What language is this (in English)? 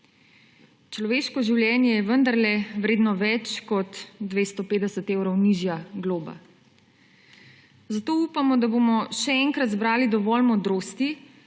Slovenian